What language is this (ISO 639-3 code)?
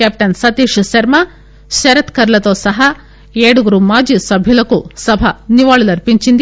tel